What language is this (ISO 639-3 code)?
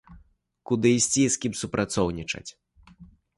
bel